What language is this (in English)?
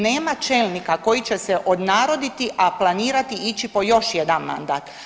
Croatian